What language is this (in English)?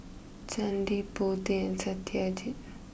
English